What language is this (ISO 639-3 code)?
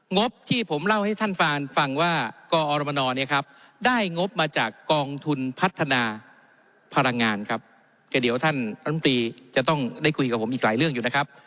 tha